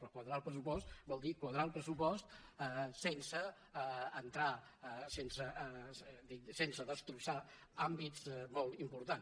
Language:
Catalan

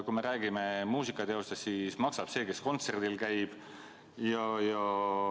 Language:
Estonian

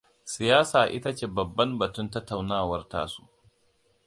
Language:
Hausa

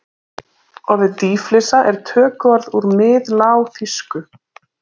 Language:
Icelandic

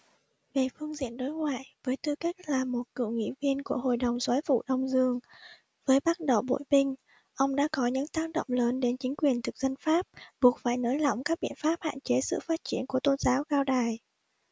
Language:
Vietnamese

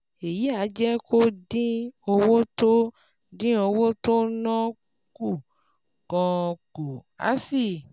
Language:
Yoruba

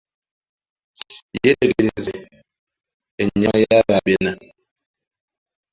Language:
Ganda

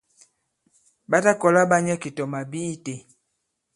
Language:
Bankon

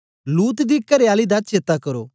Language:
Dogri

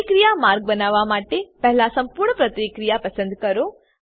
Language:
Gujarati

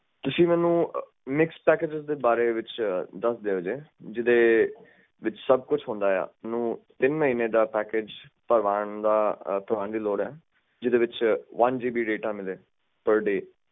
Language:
Punjabi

